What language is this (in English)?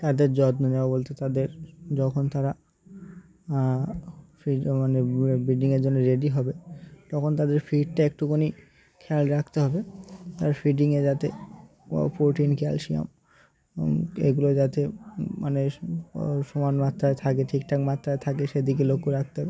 Bangla